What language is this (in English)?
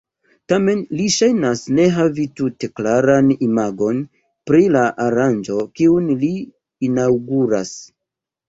Esperanto